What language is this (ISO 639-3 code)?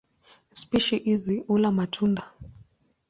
swa